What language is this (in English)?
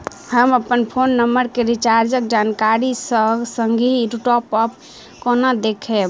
Maithili